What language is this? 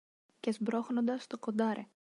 Greek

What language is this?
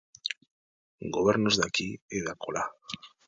Galician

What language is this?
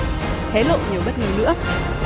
Vietnamese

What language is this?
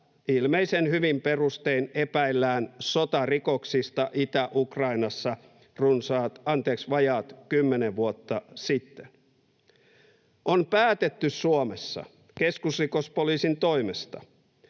Finnish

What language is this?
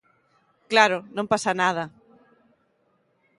Galician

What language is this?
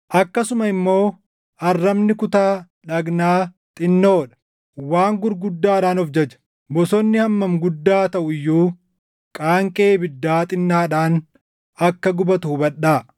Oromo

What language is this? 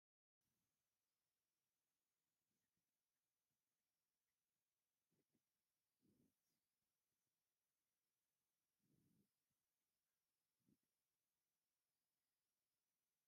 Tigrinya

